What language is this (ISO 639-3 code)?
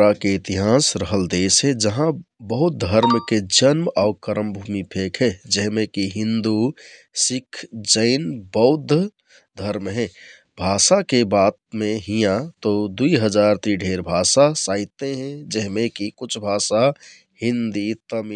tkt